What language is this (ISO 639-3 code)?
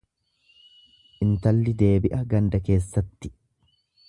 orm